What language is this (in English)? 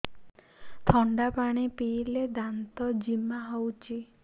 Odia